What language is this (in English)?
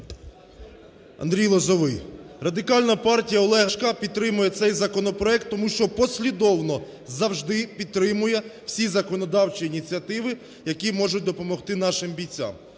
Ukrainian